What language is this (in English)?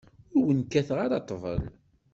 Kabyle